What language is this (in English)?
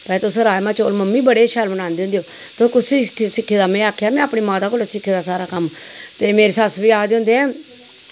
Dogri